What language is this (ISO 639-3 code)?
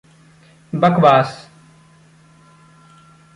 hin